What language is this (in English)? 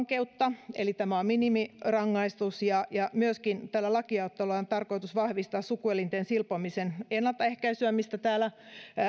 Finnish